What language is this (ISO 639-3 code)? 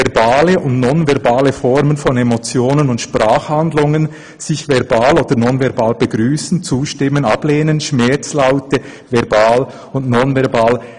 gsw